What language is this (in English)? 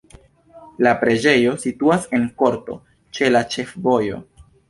Esperanto